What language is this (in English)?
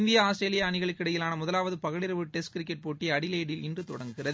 Tamil